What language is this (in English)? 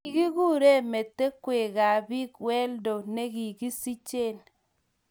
Kalenjin